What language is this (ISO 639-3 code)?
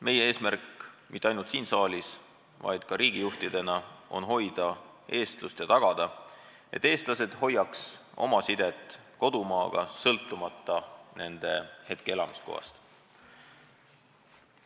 est